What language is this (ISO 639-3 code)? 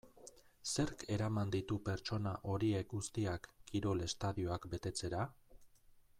eus